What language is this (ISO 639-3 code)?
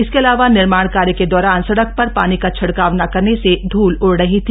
hin